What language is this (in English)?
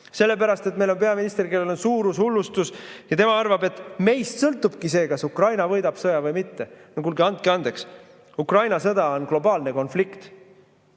Estonian